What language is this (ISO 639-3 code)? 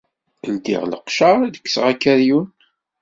kab